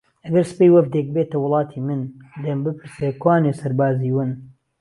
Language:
Central Kurdish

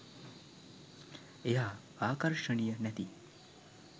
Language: Sinhala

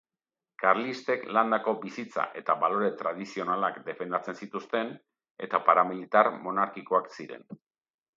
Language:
Basque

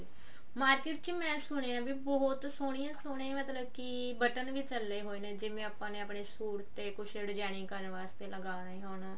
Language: Punjabi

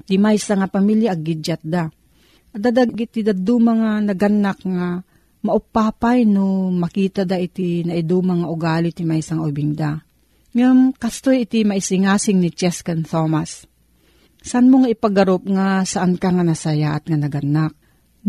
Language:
Filipino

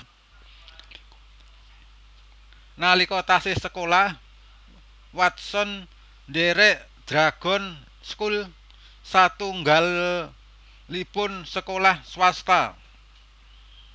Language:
Javanese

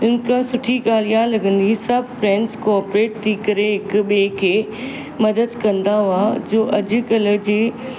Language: Sindhi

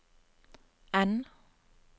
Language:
Norwegian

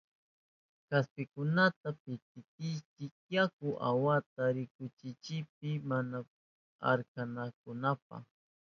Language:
Southern Pastaza Quechua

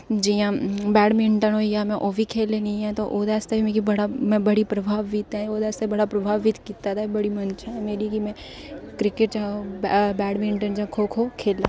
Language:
Dogri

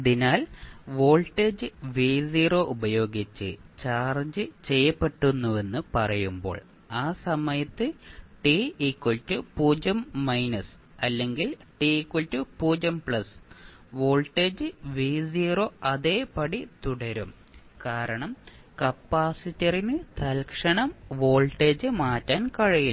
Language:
Malayalam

